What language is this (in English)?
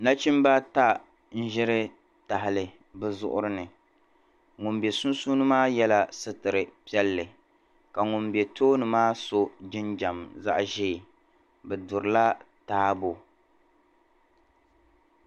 Dagbani